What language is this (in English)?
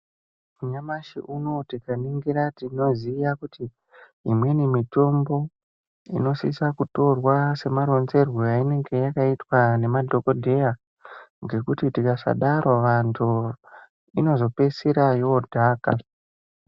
Ndau